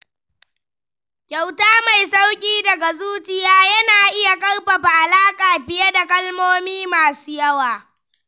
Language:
Hausa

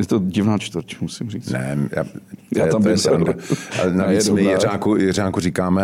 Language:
Czech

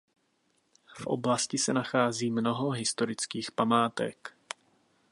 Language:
Czech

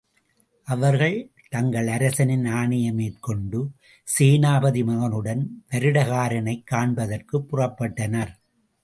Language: Tamil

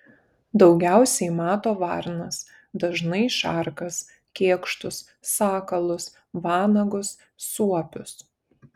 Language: Lithuanian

